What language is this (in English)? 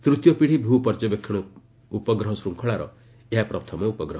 Odia